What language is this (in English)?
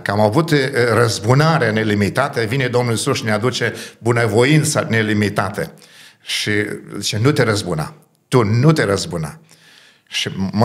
Romanian